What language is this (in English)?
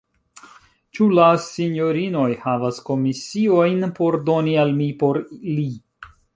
Esperanto